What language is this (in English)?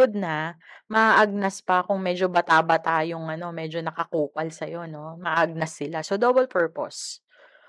Filipino